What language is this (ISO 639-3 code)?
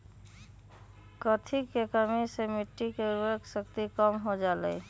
mag